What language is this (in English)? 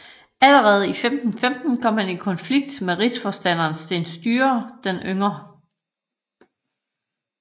Danish